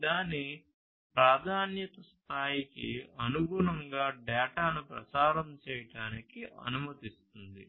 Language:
Telugu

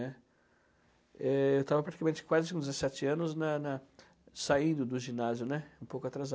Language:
Portuguese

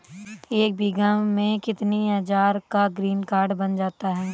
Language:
Hindi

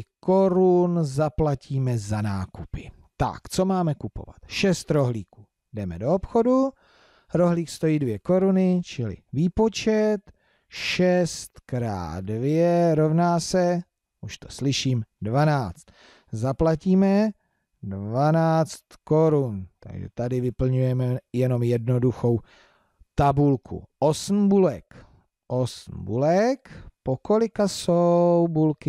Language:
Czech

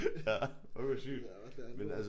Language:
Danish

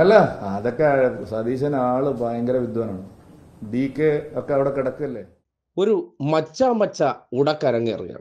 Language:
Malayalam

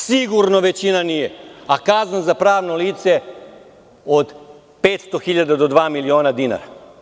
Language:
Serbian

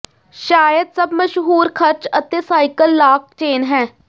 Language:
Punjabi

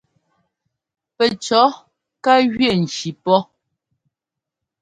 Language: Ngomba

